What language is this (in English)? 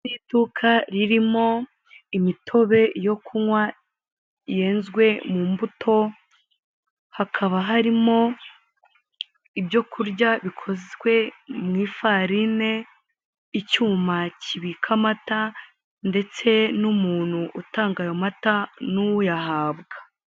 Kinyarwanda